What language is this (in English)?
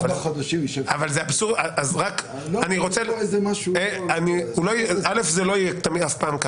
Hebrew